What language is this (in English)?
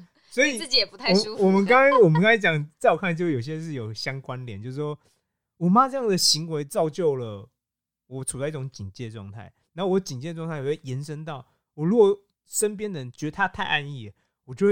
Chinese